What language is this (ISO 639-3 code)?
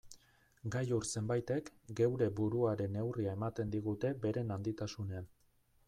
eus